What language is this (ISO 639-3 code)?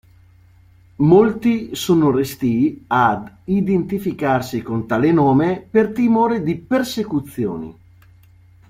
ita